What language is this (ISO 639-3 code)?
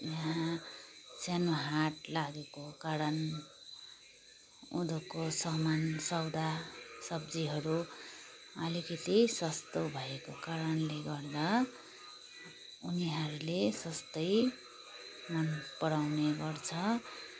nep